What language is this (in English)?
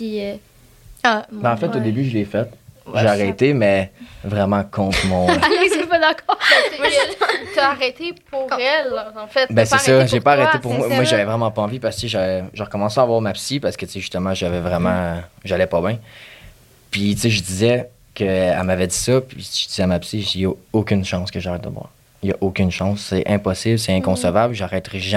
French